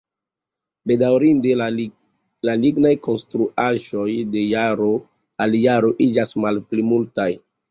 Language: Esperanto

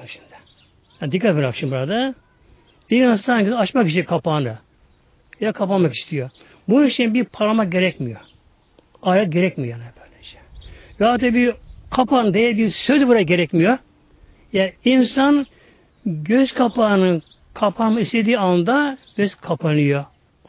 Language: Turkish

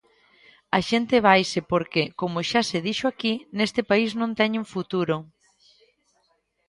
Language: Galician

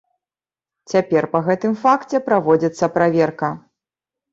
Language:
Belarusian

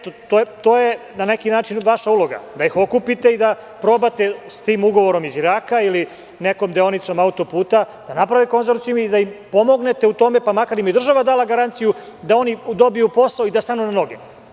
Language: Serbian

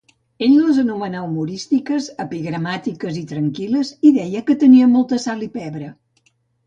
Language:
Catalan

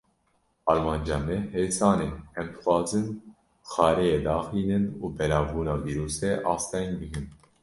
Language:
Kurdish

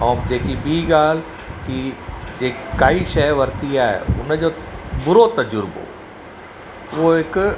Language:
Sindhi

